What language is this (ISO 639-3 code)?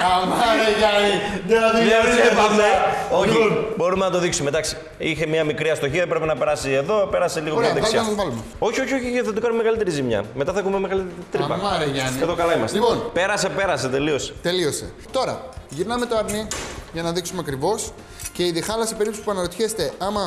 ell